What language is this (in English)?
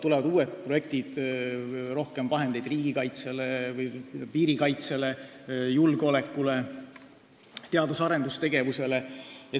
Estonian